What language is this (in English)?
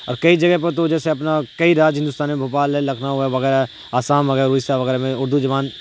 Urdu